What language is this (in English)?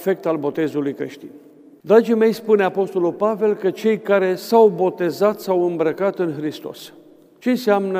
Romanian